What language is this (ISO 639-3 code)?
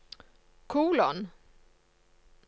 nor